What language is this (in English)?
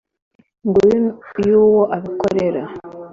Kinyarwanda